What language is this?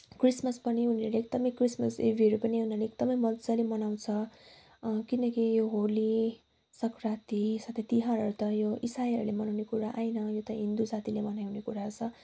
Nepali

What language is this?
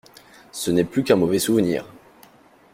French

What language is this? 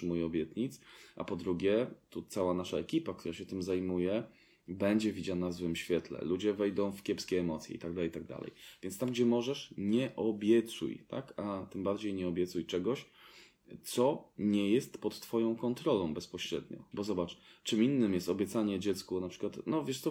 Polish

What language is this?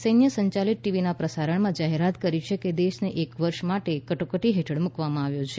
Gujarati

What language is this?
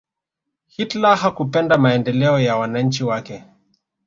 Swahili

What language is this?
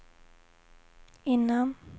Swedish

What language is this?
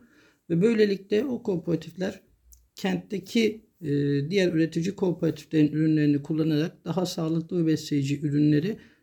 Turkish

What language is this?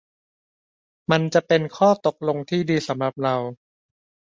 Thai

